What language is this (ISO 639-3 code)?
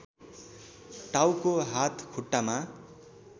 nep